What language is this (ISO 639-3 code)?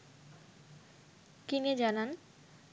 ben